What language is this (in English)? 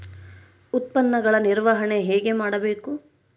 Kannada